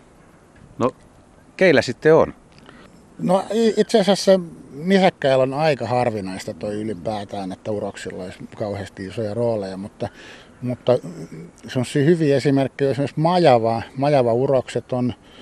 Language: Finnish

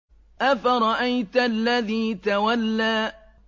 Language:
Arabic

